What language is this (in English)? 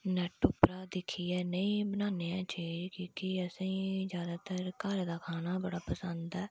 Dogri